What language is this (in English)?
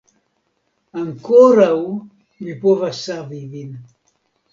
Esperanto